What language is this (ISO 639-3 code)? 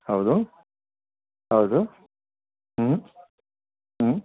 kan